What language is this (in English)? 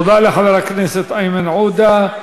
Hebrew